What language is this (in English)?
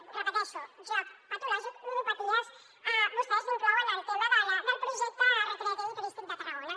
Catalan